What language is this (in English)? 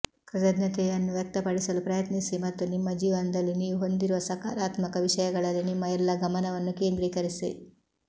Kannada